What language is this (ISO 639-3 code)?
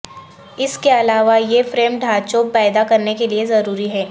urd